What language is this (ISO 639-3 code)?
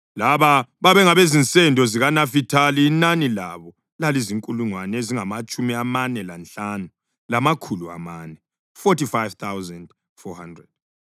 nde